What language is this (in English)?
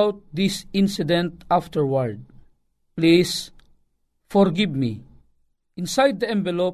Filipino